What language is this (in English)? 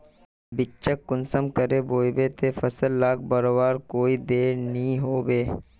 Magahi